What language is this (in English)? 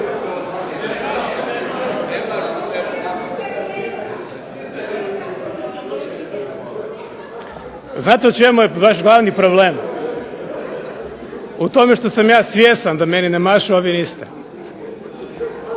Croatian